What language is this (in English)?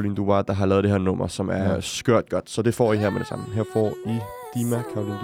Danish